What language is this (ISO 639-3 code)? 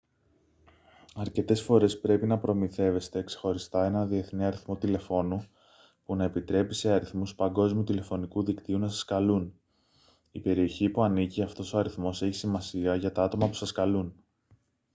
ell